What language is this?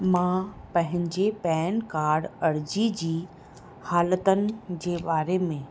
Sindhi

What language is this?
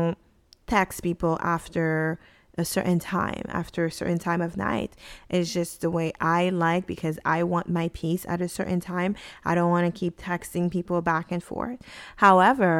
English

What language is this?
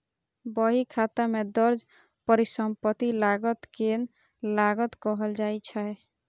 Maithili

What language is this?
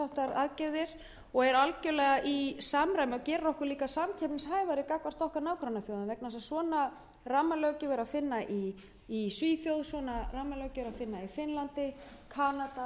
Icelandic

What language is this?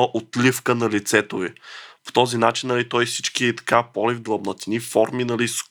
Bulgarian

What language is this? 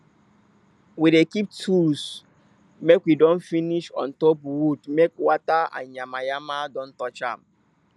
Nigerian Pidgin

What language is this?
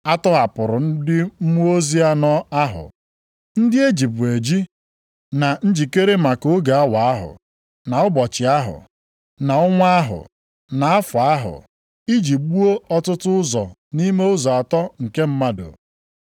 Igbo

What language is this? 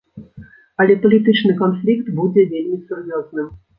Belarusian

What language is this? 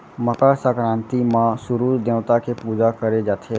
Chhattisgarhi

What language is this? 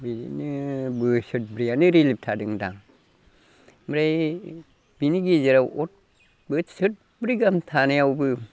Bodo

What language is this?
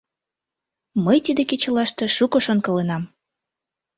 Mari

